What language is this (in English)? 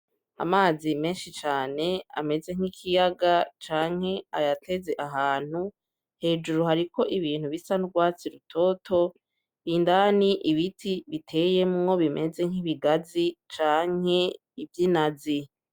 Rundi